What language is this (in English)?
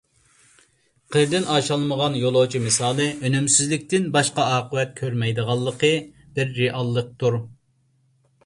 Uyghur